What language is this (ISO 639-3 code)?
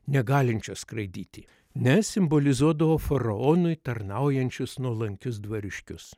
lit